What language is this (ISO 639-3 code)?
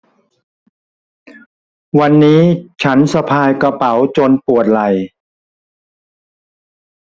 tha